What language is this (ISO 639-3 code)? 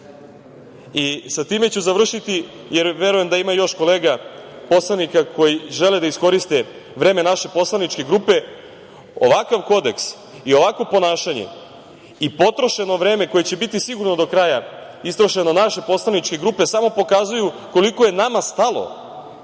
srp